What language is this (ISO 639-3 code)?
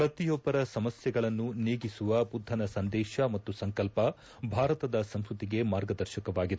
kan